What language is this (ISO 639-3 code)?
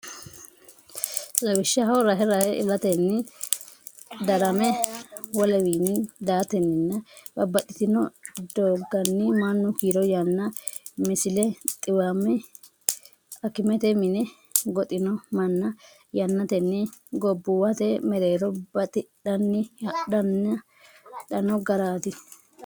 sid